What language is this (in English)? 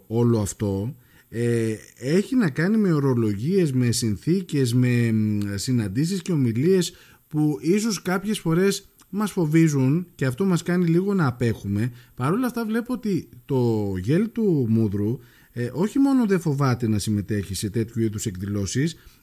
Greek